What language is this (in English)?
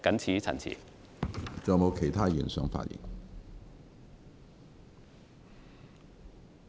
Cantonese